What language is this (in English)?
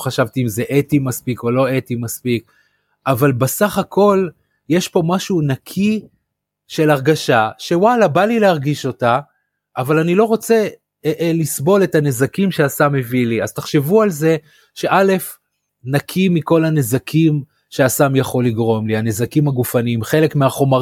Hebrew